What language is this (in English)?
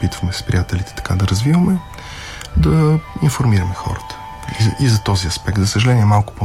Bulgarian